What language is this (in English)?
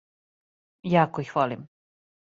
Serbian